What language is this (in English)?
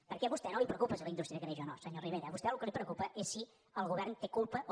Catalan